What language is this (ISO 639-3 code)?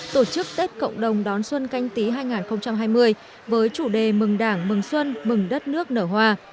vie